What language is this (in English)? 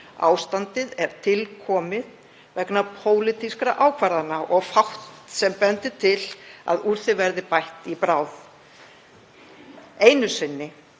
Icelandic